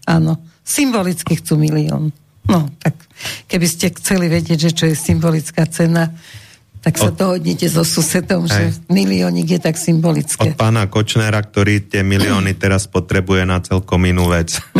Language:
Slovak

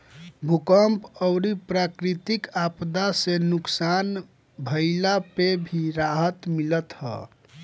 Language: Bhojpuri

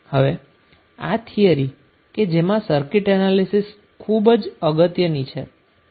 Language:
Gujarati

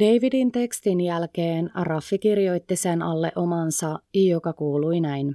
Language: Finnish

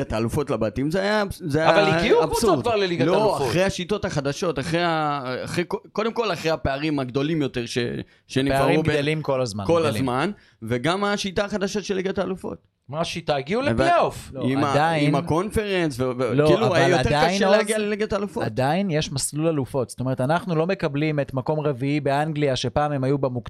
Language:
Hebrew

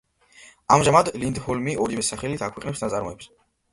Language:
Georgian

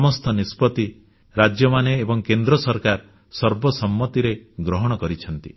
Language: Odia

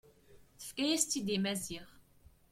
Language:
Kabyle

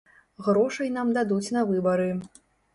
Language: Belarusian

